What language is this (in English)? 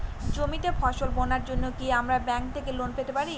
Bangla